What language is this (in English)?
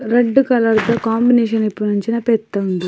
Tulu